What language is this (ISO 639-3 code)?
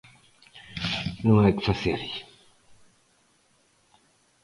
glg